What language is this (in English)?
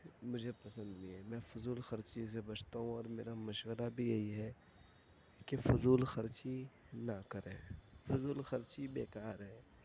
Urdu